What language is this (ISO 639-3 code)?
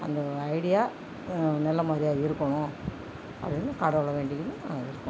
tam